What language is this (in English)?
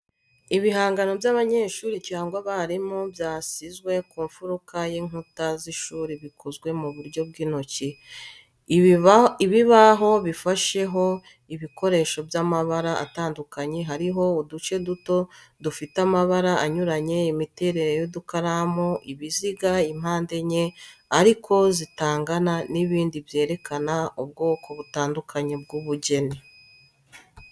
Kinyarwanda